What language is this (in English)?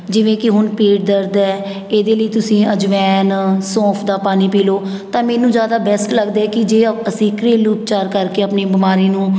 Punjabi